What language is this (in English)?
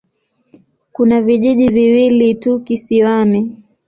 Swahili